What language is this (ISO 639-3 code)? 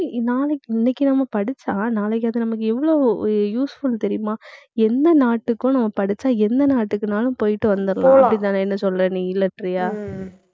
tam